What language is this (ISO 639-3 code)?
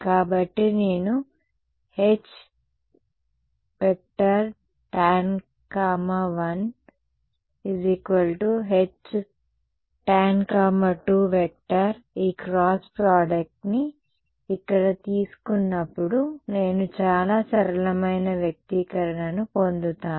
tel